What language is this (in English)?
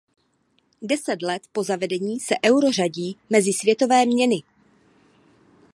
Czech